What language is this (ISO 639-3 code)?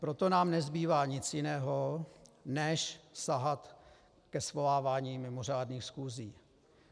ces